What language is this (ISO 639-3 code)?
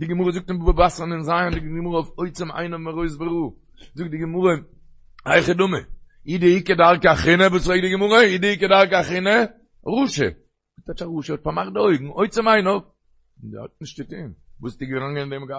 heb